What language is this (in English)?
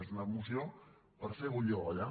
Catalan